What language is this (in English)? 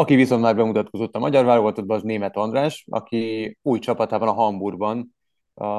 Hungarian